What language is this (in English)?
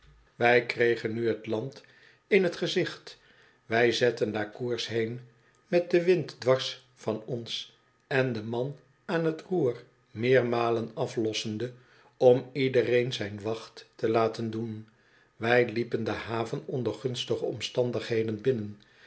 Dutch